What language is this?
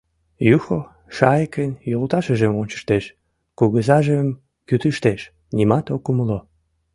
Mari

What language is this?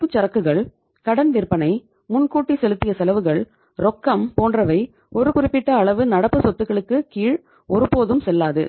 Tamil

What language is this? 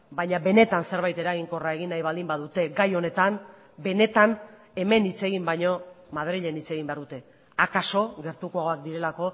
Basque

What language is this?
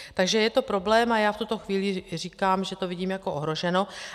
Czech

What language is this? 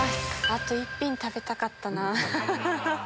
Japanese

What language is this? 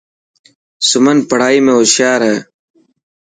Dhatki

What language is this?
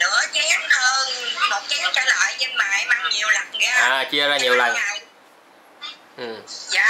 Vietnamese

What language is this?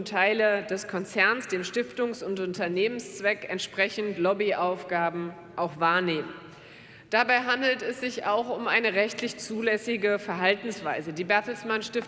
German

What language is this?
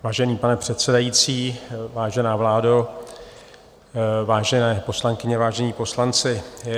Czech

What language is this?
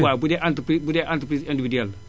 Wolof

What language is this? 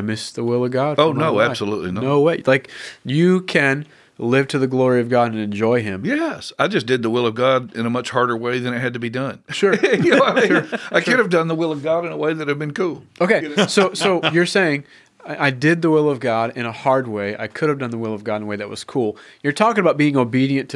English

